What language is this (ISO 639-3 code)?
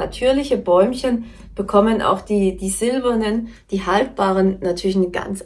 deu